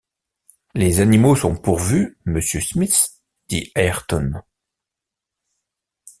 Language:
French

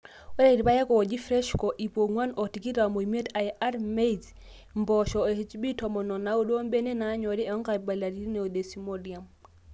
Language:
Masai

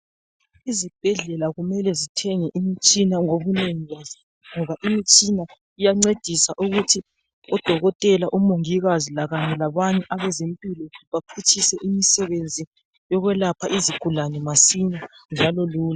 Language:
North Ndebele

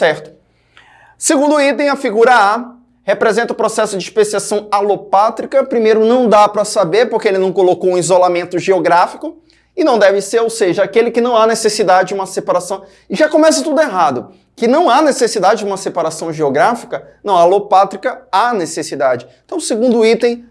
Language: Portuguese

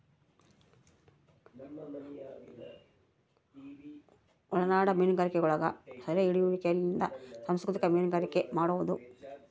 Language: Kannada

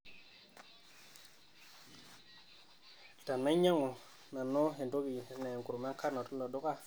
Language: Masai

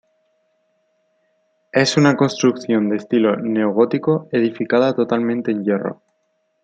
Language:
Spanish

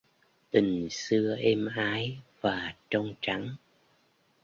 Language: Vietnamese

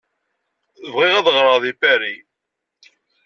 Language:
Kabyle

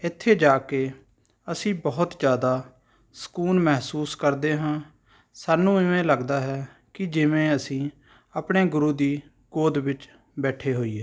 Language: Punjabi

